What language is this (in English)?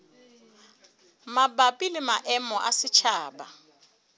Southern Sotho